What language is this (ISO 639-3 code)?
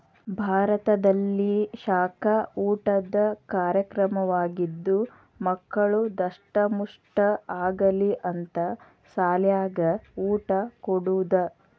kan